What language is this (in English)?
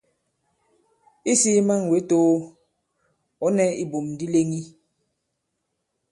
Bankon